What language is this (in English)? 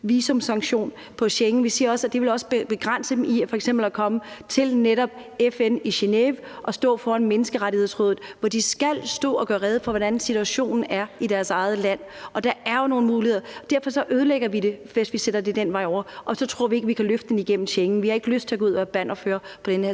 Danish